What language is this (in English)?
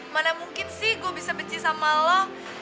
Indonesian